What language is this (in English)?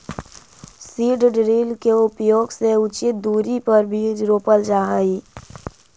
Magahi